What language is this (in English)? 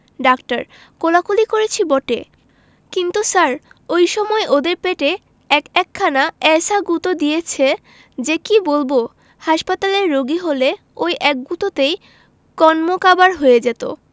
Bangla